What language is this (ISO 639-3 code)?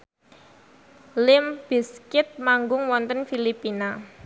jav